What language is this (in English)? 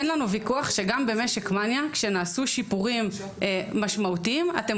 Hebrew